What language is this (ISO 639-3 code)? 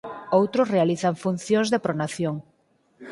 glg